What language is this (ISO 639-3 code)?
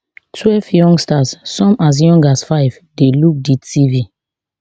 pcm